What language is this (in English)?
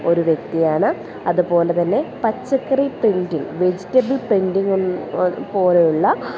Malayalam